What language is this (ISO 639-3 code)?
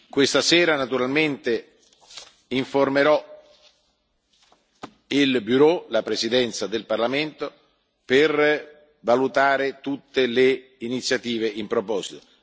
ita